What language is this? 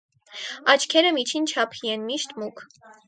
Armenian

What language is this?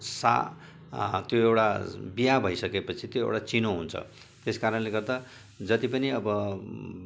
Nepali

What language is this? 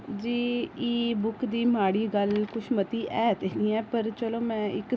Dogri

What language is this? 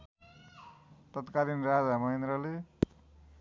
Nepali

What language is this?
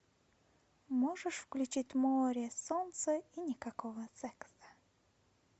Russian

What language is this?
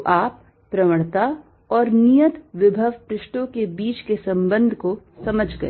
Hindi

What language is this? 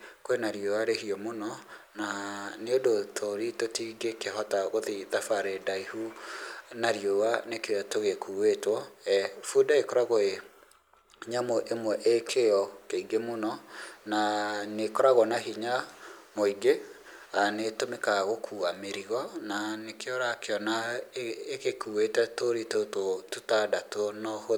Kikuyu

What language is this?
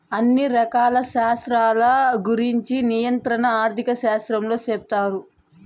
Telugu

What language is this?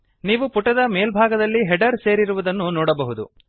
Kannada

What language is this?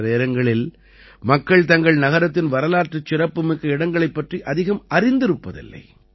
Tamil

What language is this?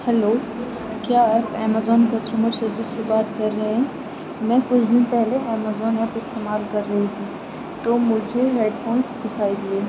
Urdu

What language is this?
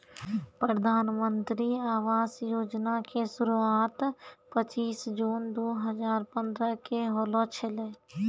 Maithili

